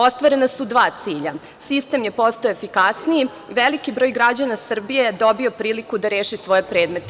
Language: Serbian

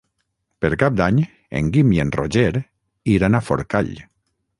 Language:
Catalan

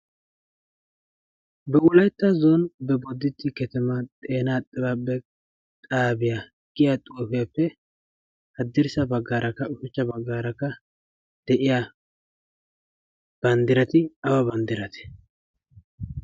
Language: Wolaytta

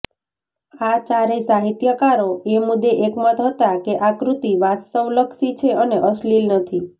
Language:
Gujarati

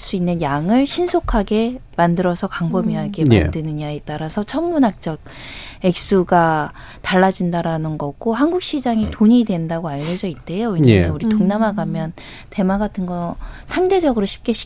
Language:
Korean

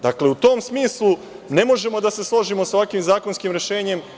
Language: Serbian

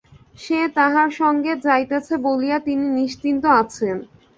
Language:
Bangla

